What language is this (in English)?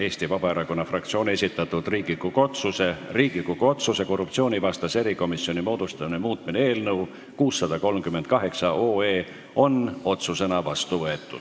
Estonian